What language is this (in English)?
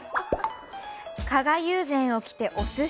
Japanese